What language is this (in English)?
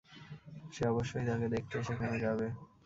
Bangla